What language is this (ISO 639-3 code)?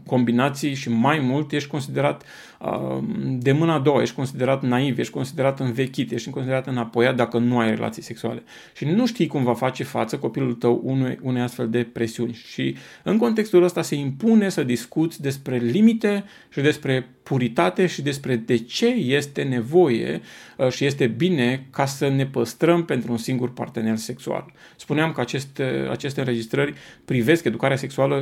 ron